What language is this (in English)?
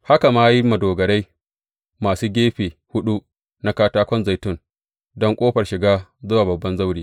Hausa